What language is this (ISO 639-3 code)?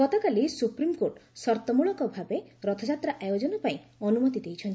ori